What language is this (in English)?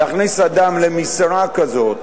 Hebrew